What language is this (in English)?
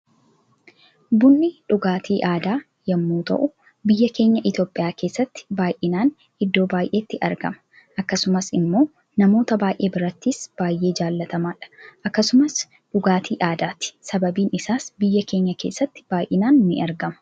Oromo